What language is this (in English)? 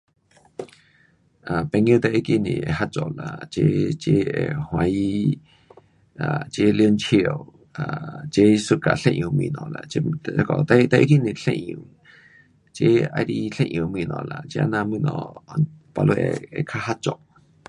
Pu-Xian Chinese